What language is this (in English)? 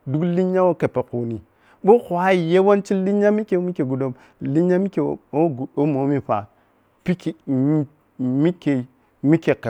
Piya-Kwonci